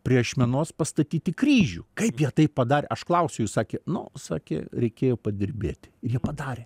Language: Lithuanian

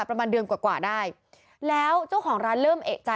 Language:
Thai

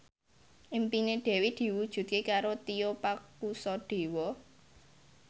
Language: Javanese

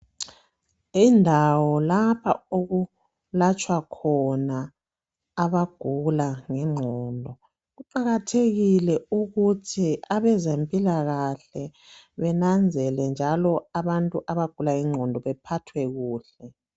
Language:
North Ndebele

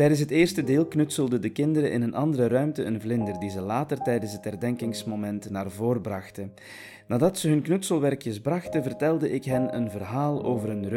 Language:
Dutch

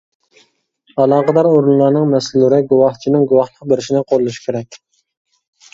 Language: Uyghur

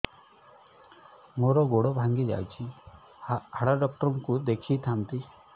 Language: Odia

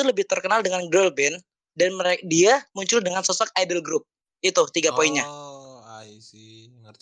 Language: Indonesian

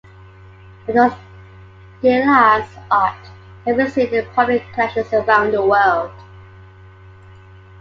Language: English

